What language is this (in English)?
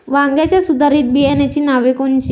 Marathi